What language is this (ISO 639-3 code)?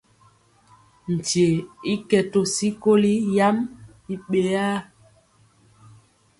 mcx